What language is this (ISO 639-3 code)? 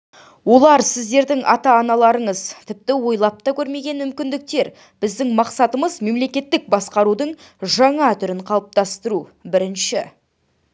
kaz